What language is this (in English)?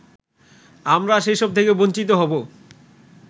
Bangla